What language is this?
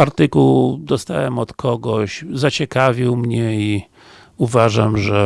Polish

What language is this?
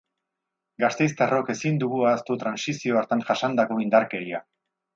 Basque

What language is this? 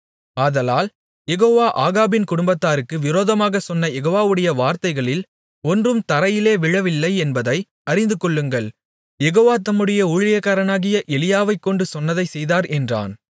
Tamil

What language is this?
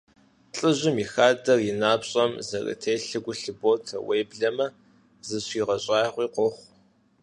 Kabardian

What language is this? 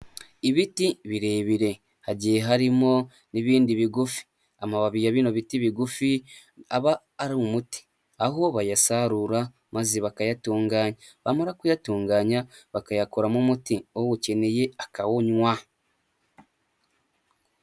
Kinyarwanda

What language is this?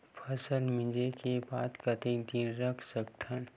Chhattisgarhi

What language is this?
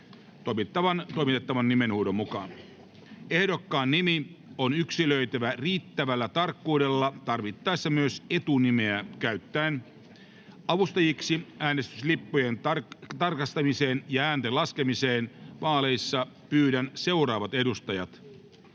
Finnish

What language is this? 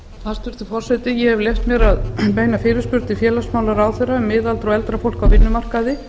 Icelandic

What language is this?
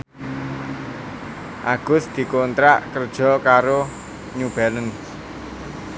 Javanese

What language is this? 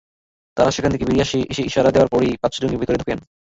Bangla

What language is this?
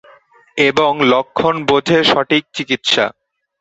Bangla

